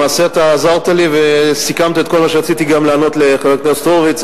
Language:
Hebrew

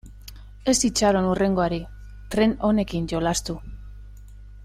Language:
Basque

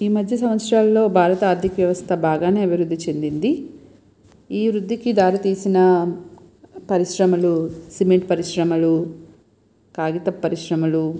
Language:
Telugu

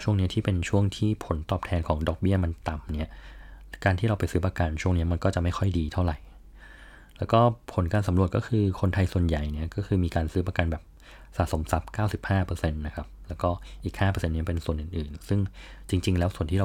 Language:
Thai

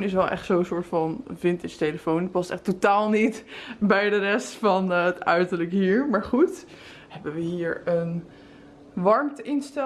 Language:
Dutch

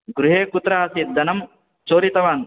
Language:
Sanskrit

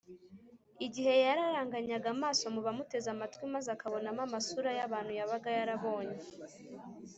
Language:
Kinyarwanda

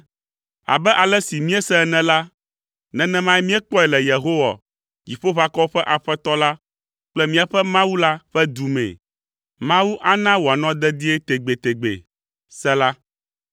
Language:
Ewe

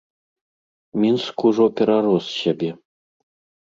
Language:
Belarusian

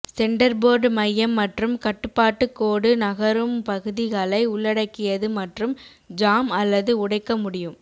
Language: Tamil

